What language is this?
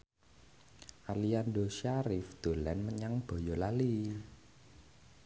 Javanese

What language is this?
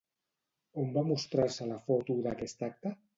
Catalan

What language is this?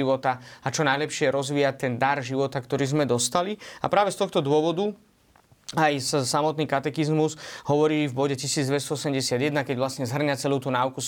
Slovak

